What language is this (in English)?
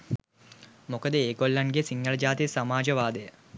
Sinhala